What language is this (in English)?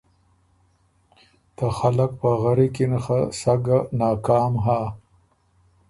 Ormuri